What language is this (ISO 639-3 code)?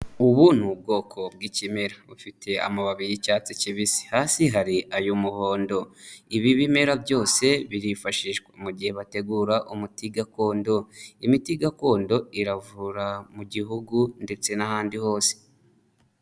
kin